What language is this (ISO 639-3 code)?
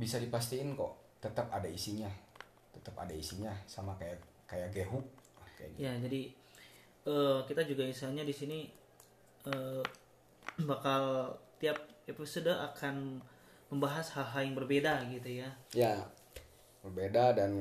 ind